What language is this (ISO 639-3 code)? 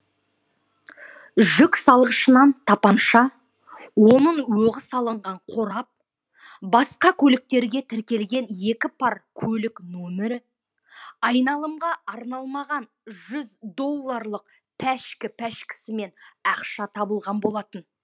kaz